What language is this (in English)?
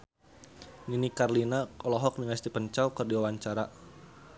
Sundanese